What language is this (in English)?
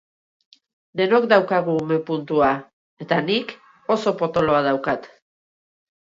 Basque